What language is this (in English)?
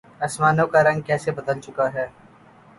Urdu